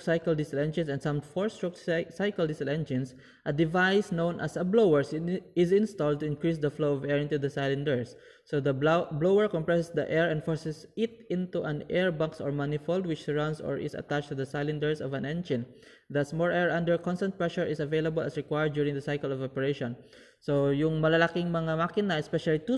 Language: Filipino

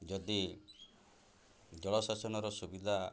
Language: Odia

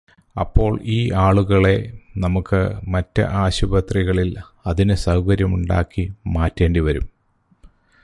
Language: Malayalam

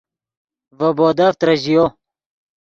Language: Yidgha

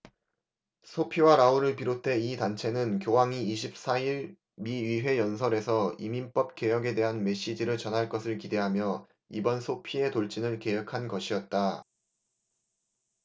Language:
Korean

